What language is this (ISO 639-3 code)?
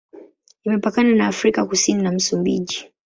swa